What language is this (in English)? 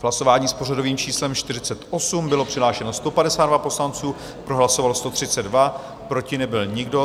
Czech